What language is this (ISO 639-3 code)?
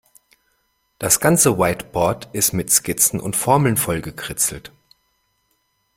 deu